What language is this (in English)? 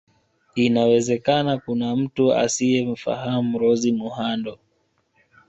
Swahili